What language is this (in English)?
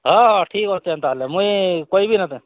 Odia